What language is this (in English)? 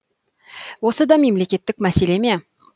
Kazakh